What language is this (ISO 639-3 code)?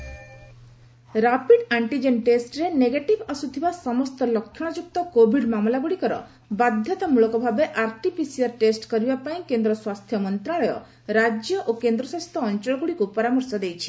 ori